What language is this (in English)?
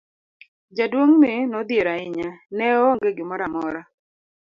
Luo (Kenya and Tanzania)